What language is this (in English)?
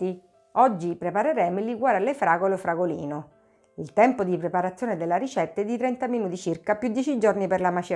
Italian